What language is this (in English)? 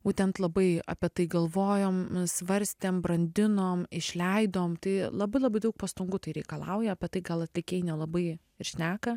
Lithuanian